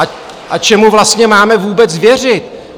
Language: Czech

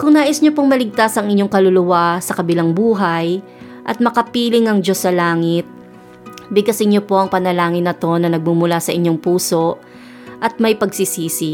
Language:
Filipino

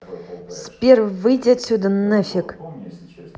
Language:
Russian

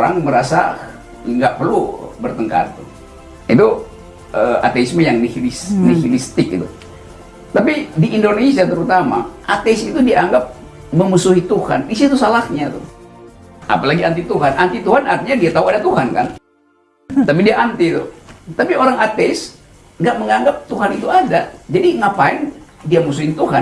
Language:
Indonesian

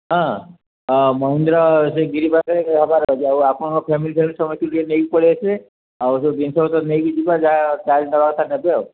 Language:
Odia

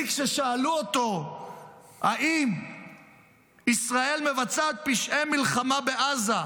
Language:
Hebrew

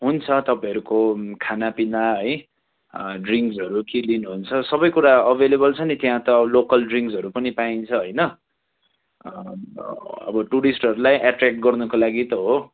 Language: Nepali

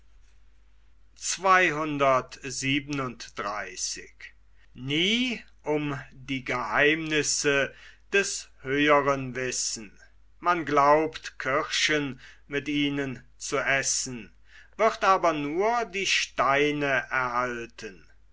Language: German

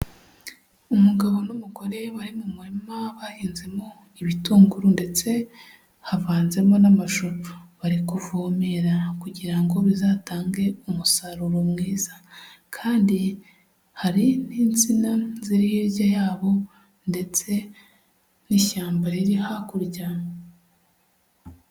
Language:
Kinyarwanda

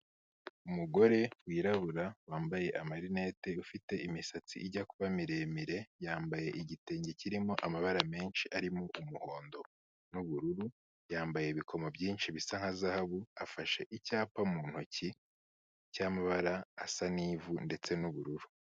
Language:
Kinyarwanda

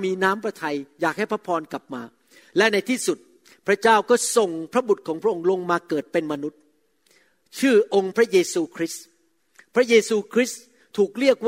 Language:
Thai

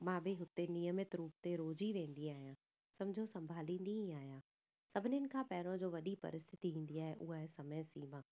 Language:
Sindhi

